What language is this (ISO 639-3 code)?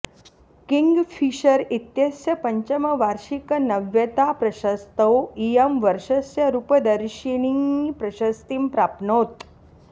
san